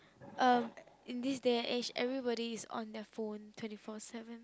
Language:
English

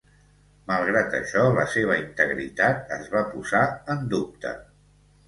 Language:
Catalan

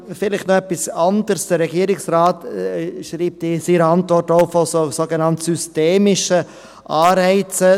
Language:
Swiss German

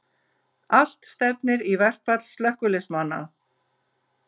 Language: Icelandic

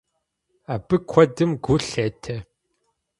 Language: Kabardian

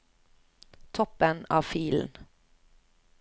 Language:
Norwegian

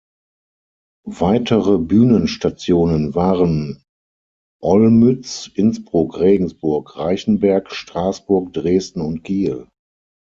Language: German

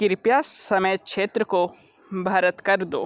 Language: Hindi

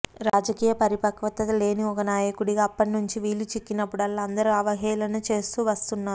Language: Telugu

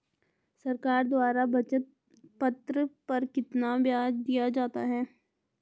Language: Hindi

